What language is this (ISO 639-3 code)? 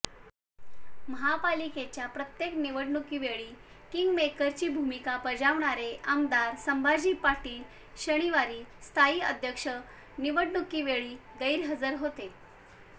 mar